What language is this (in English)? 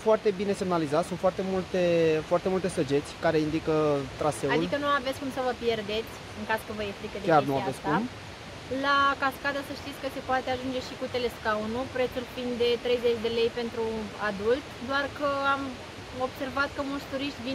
Romanian